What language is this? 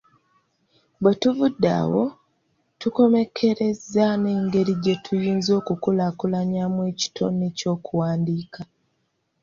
Ganda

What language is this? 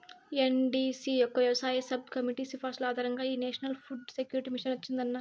Telugu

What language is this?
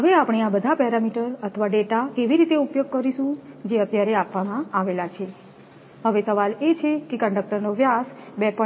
Gujarati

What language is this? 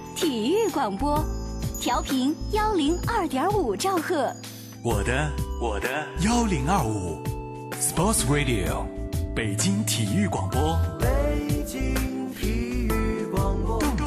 Chinese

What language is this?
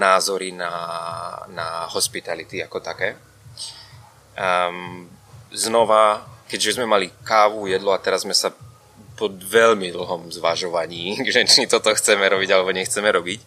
Czech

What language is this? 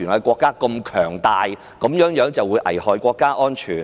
Cantonese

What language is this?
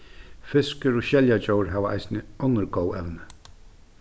Faroese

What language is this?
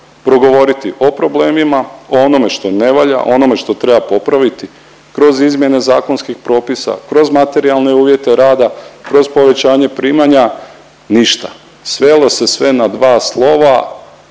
Croatian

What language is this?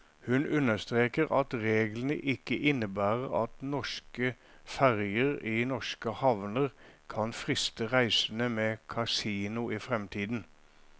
Norwegian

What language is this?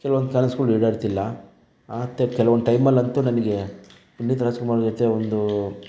Kannada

